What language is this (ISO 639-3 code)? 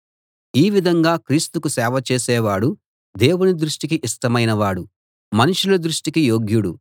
tel